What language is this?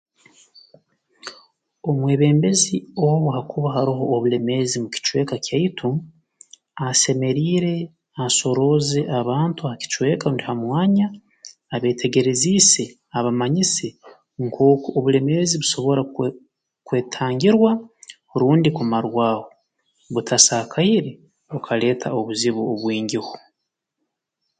Tooro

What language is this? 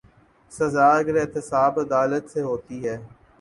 Urdu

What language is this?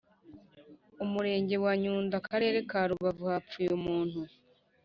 Kinyarwanda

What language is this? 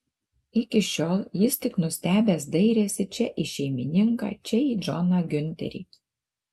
Lithuanian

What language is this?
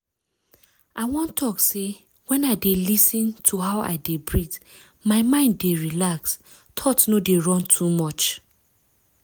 Nigerian Pidgin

